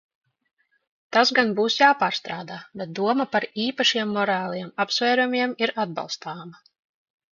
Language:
Latvian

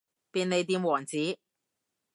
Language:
Cantonese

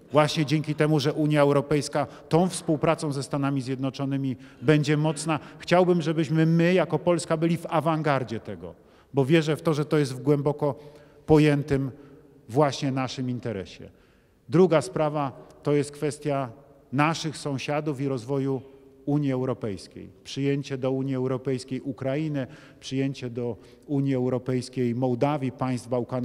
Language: Polish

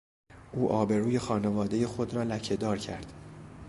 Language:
Persian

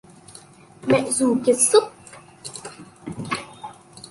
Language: Vietnamese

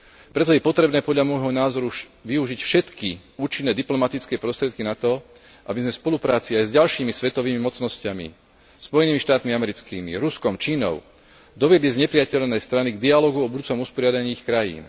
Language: Slovak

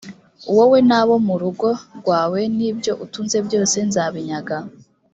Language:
Kinyarwanda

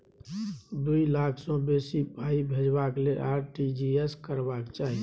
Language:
Maithili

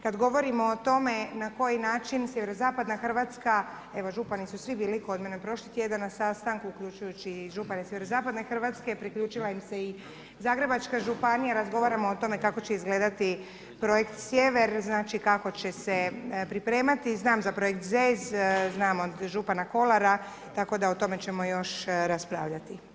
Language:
Croatian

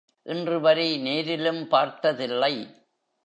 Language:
Tamil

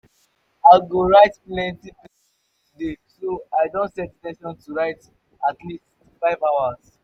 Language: Nigerian Pidgin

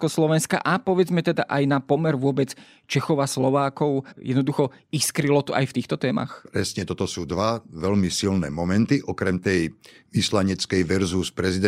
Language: Slovak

